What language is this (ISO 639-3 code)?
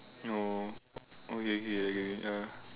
eng